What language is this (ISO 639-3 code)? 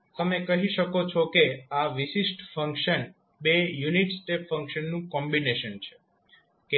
guj